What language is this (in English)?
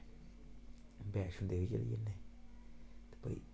Dogri